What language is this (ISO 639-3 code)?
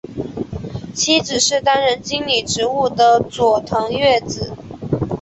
zho